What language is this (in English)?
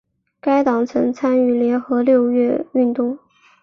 Chinese